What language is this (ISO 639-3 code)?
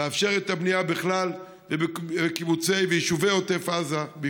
heb